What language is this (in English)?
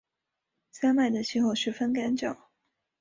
Chinese